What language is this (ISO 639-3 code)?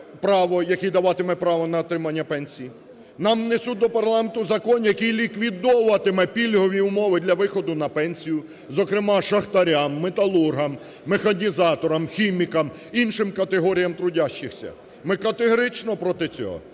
ukr